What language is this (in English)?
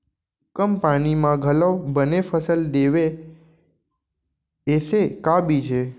Chhattisgarhi